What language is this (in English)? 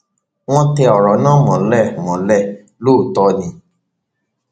Yoruba